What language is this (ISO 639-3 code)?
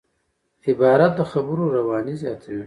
pus